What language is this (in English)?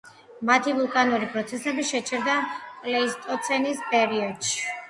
Georgian